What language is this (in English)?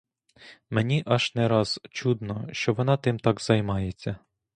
Ukrainian